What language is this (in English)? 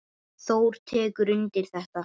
Icelandic